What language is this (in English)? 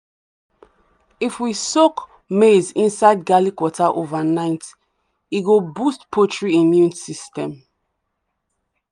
Nigerian Pidgin